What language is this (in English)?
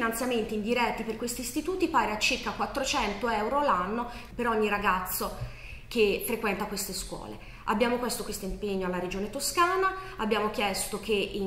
Italian